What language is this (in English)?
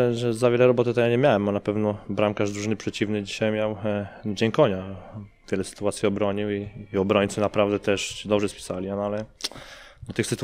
Polish